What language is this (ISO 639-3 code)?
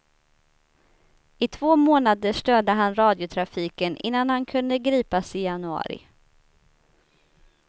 swe